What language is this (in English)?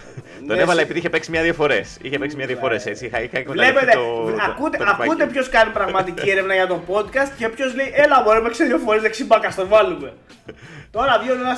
Greek